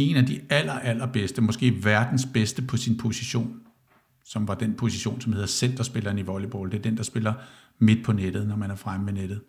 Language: Danish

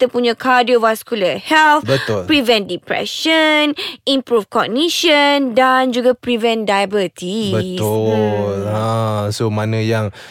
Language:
Malay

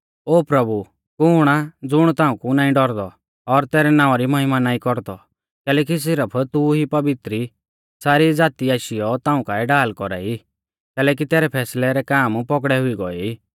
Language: Mahasu Pahari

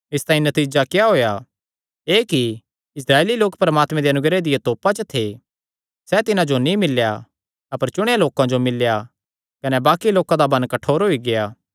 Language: Kangri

